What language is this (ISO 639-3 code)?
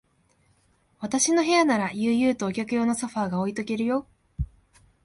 jpn